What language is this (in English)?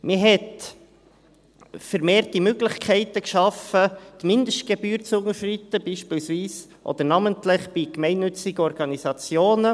Swiss German